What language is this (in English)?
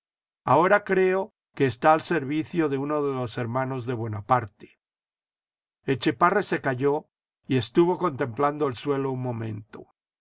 Spanish